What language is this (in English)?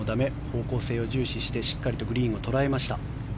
Japanese